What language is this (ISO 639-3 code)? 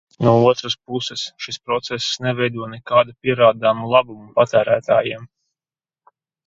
lav